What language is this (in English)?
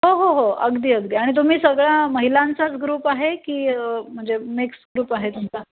Marathi